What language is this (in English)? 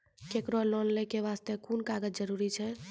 Maithili